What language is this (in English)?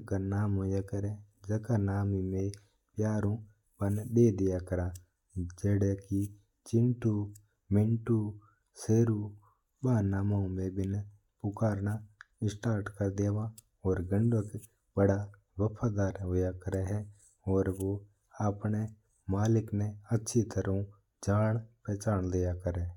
Mewari